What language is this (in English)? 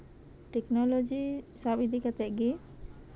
Santali